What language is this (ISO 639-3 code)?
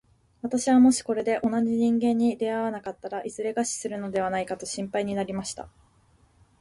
jpn